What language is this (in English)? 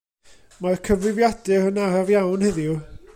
Welsh